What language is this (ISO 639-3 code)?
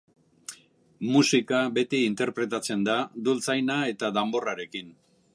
eus